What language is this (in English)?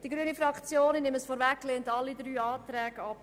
Swiss German